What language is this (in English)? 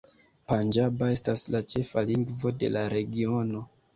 Esperanto